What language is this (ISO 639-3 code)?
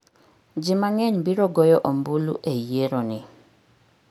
luo